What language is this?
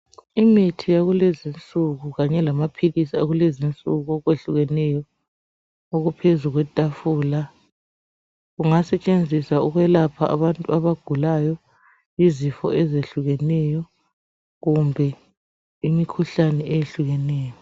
North Ndebele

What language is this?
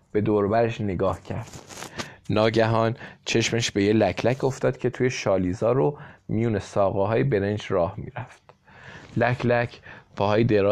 Persian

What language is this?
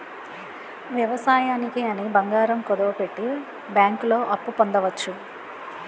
Telugu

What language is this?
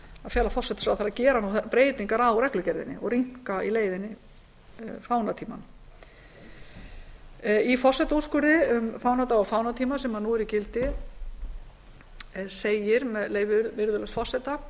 Icelandic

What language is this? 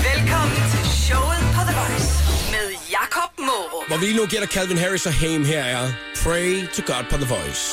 Danish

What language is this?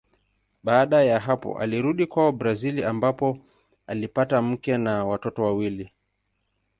Swahili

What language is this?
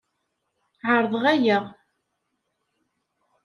Kabyle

